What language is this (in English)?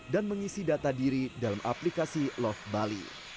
Indonesian